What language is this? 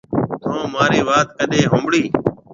Marwari (Pakistan)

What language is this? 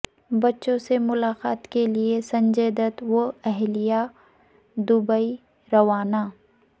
Urdu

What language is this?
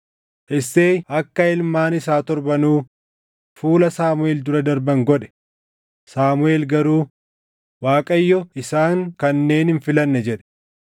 Oromo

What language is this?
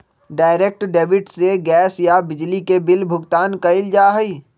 Magahi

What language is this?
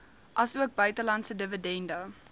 Afrikaans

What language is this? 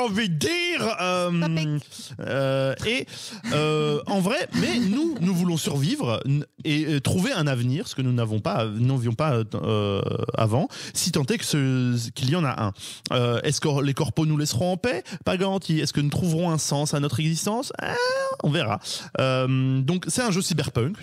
French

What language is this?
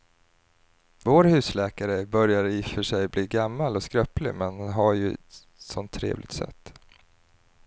Swedish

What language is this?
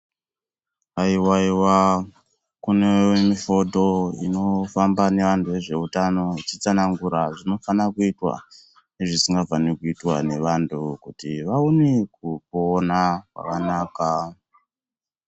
Ndau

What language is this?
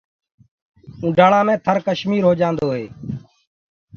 Gurgula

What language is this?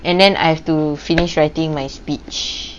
English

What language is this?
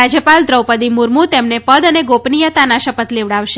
Gujarati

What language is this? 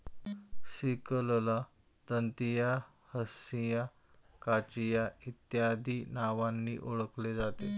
Marathi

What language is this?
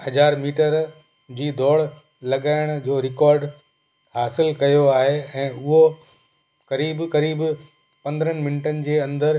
Sindhi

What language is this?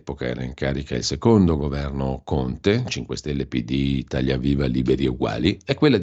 Italian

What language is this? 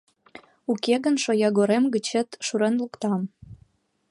Mari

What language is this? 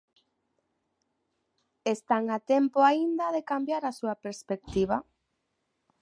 Galician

